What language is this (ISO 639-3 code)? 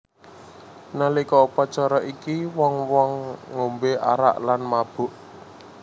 jav